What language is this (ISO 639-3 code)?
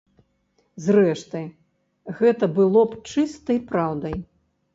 bel